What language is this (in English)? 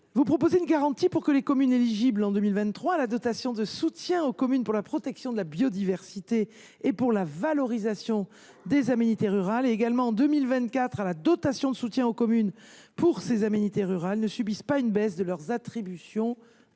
French